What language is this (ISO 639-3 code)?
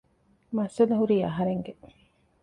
div